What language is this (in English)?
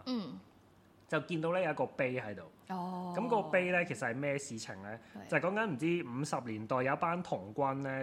Chinese